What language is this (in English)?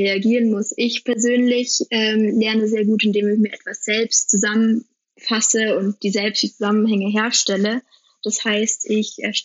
German